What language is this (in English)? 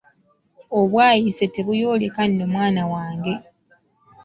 Ganda